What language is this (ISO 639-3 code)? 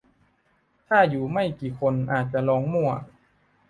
tha